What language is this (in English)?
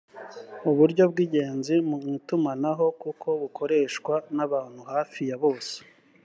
Kinyarwanda